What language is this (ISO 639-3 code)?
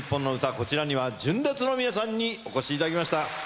jpn